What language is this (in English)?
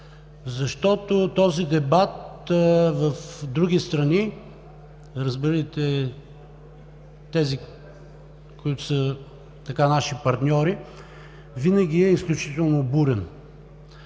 Bulgarian